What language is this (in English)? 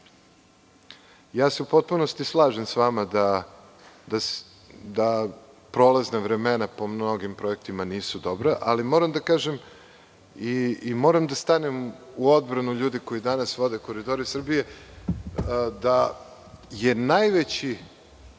Serbian